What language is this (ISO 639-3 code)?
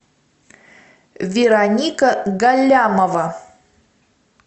rus